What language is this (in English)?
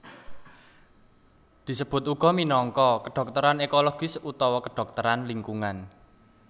Javanese